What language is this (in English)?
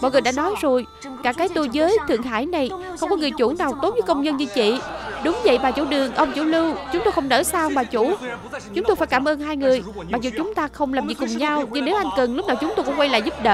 Vietnamese